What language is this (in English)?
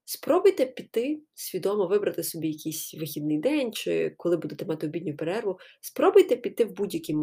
Ukrainian